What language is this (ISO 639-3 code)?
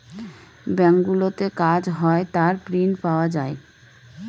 ben